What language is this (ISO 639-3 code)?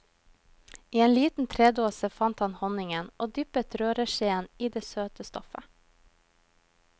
nor